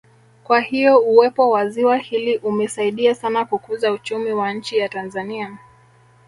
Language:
Swahili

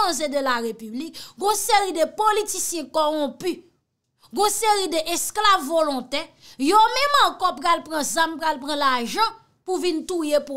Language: French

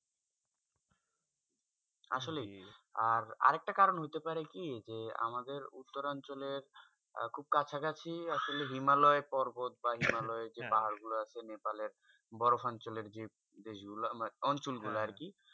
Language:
Bangla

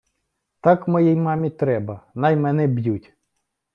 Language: Ukrainian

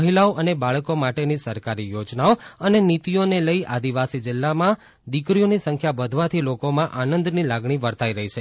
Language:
Gujarati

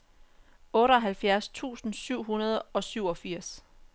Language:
Danish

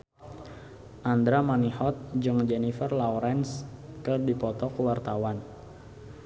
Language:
Sundanese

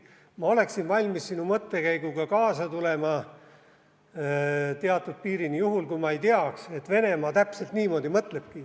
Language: Estonian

